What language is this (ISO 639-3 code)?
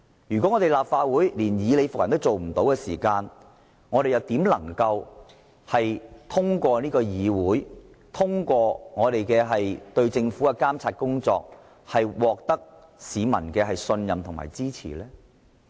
yue